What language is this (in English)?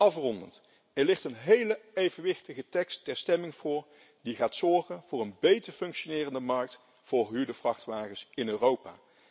Dutch